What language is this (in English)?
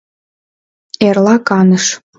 Mari